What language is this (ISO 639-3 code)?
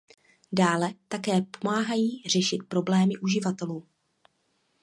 ces